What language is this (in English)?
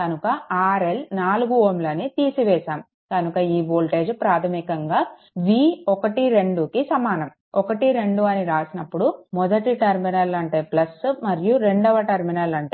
Telugu